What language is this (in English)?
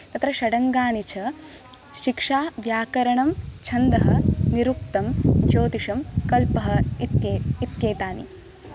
Sanskrit